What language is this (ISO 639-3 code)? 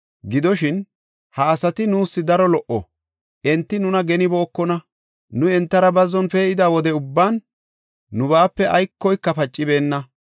gof